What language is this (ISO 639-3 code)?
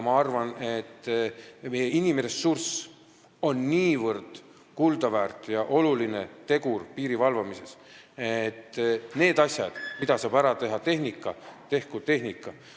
est